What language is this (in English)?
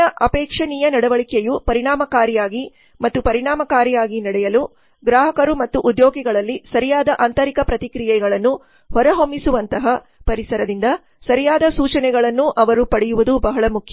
Kannada